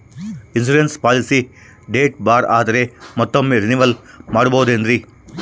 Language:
Kannada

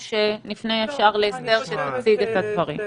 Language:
Hebrew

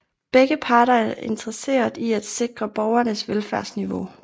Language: Danish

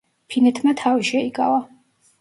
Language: Georgian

